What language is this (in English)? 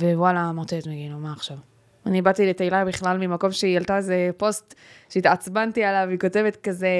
Hebrew